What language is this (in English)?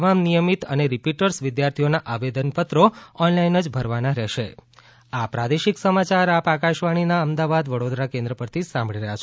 Gujarati